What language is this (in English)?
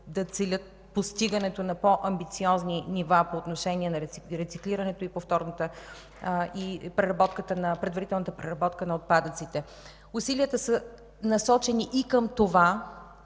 Bulgarian